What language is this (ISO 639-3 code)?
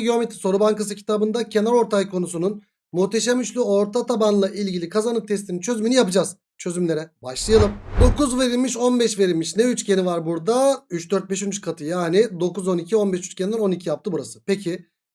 tur